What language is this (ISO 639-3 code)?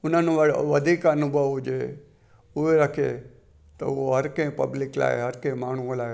snd